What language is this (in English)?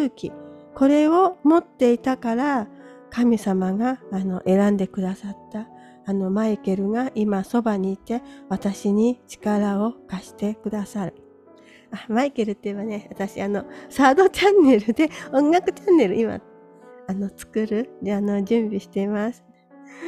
Japanese